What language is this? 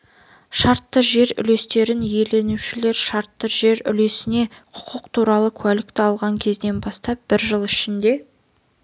Kazakh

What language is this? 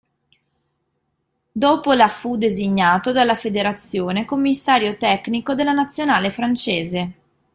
Italian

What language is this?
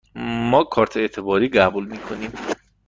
Persian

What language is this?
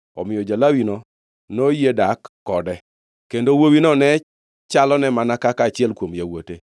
Luo (Kenya and Tanzania)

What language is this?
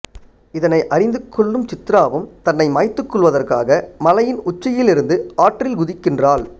Tamil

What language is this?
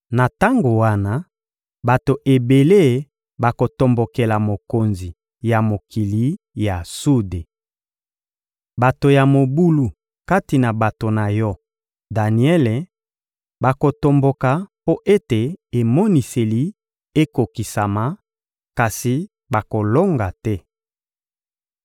Lingala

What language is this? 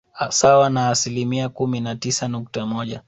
Swahili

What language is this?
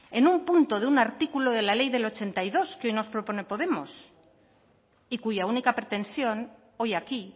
Spanish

